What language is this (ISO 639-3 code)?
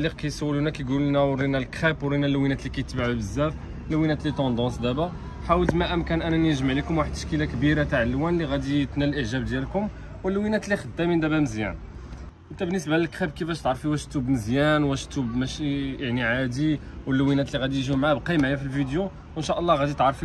ara